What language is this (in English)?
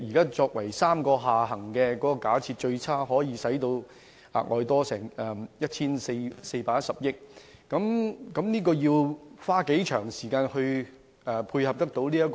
Cantonese